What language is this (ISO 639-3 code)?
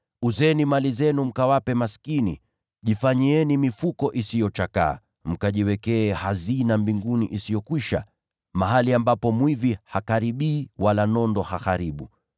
swa